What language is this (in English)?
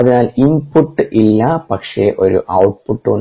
Malayalam